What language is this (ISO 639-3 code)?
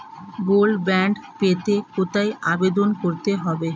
ben